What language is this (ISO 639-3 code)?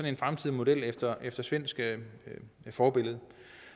dan